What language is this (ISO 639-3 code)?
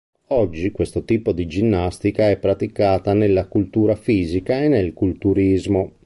ita